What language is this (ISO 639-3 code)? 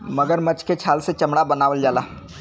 bho